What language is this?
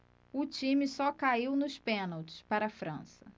Portuguese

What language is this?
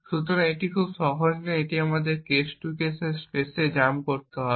Bangla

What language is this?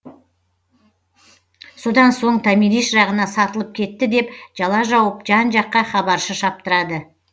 Kazakh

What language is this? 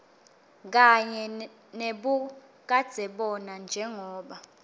Swati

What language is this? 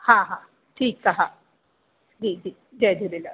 Sindhi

